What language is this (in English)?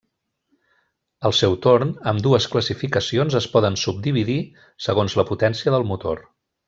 Catalan